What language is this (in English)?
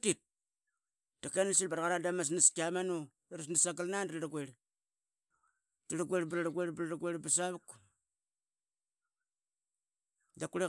Qaqet